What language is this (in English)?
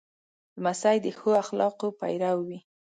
Pashto